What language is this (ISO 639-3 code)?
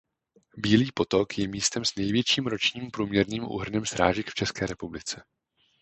ces